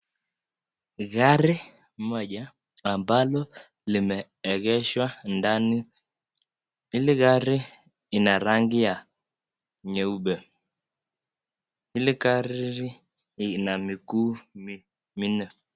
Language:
Swahili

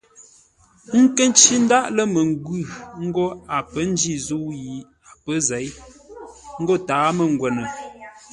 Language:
Ngombale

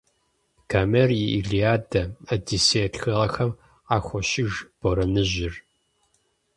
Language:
Kabardian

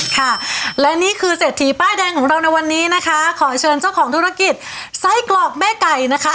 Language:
Thai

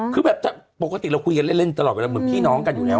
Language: Thai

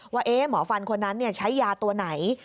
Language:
Thai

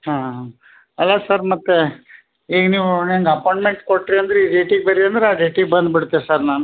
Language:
Kannada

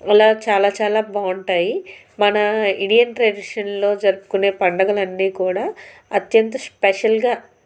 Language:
Telugu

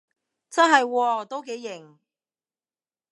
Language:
Cantonese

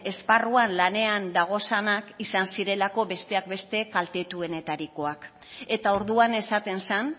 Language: Basque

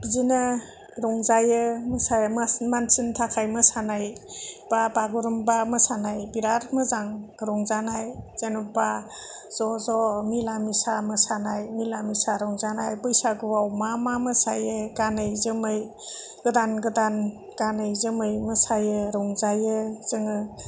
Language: Bodo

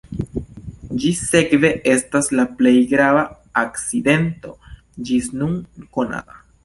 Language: Esperanto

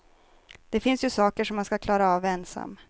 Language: Swedish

